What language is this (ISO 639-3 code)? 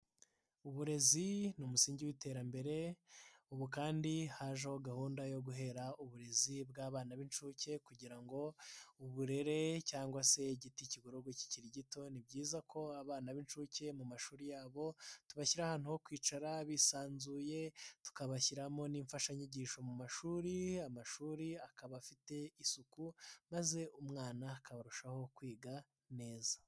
kin